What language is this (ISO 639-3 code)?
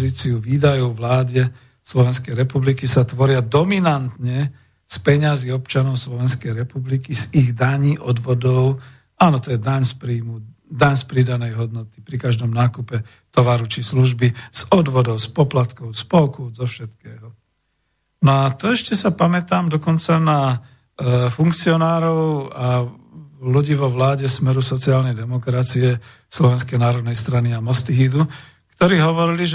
slk